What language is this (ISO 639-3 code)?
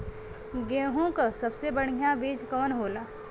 bho